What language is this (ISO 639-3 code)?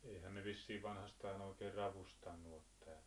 fin